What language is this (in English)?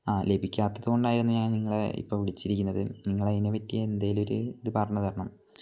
Malayalam